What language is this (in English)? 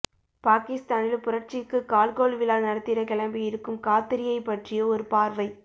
Tamil